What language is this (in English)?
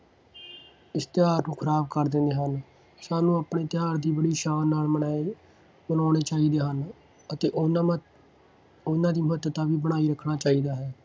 Punjabi